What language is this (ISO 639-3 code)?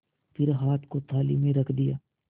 hin